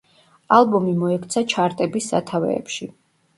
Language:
Georgian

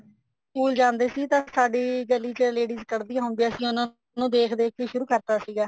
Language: Punjabi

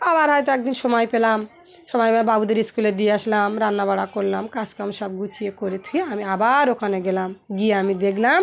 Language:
Bangla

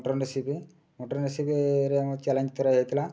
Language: Odia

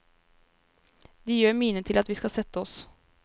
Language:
Norwegian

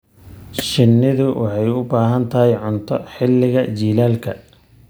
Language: Somali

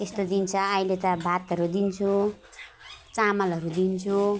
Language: Nepali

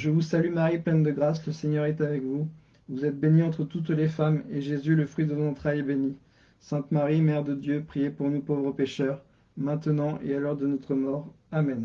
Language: French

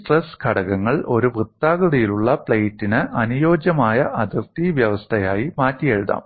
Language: Malayalam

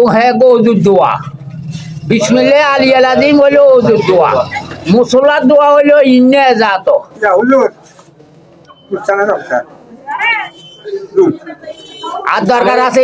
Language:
Thai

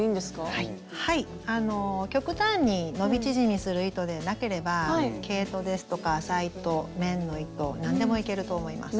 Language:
Japanese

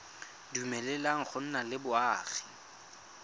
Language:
Tswana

